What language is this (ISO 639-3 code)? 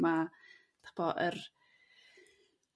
cym